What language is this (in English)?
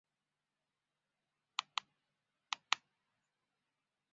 Chinese